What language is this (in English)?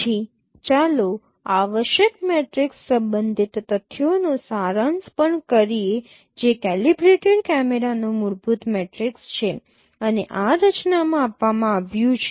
Gujarati